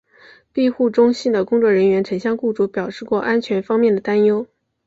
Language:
Chinese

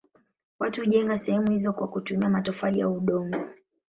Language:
Swahili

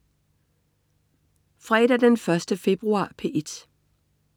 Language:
Danish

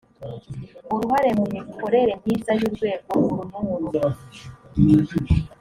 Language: Kinyarwanda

